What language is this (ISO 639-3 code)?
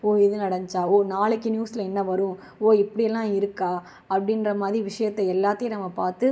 tam